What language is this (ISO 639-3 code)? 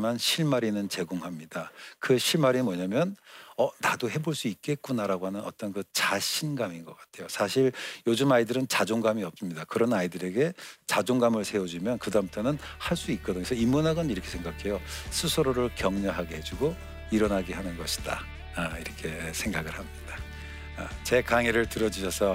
kor